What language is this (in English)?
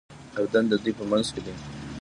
Pashto